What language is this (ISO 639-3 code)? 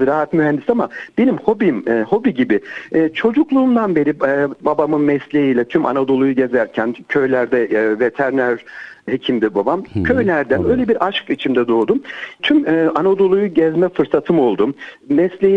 tur